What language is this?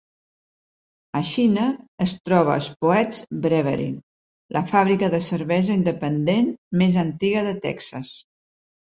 Catalan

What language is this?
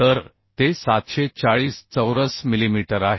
Marathi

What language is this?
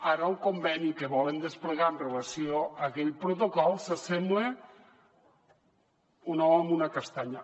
Catalan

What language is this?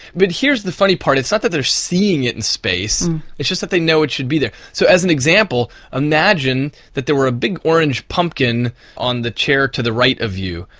English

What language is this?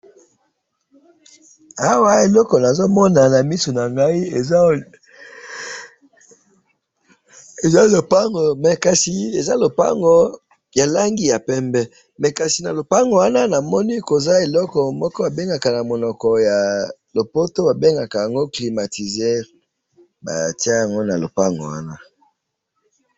Lingala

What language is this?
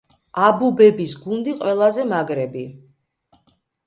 Georgian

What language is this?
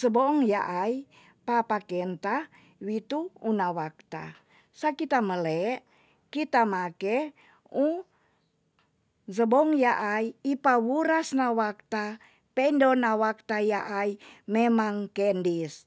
Tonsea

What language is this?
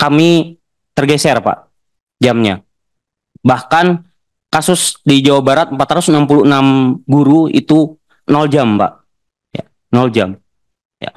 Indonesian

